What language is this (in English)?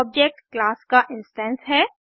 Hindi